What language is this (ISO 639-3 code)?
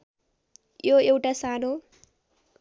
nep